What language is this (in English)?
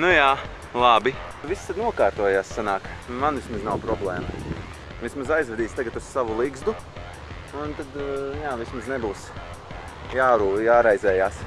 Latvian